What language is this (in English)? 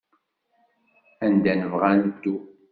Kabyle